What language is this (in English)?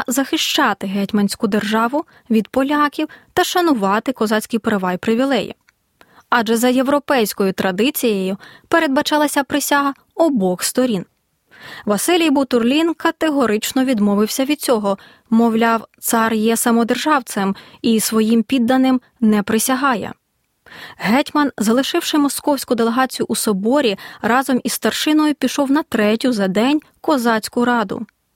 Ukrainian